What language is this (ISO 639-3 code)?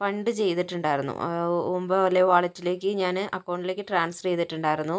mal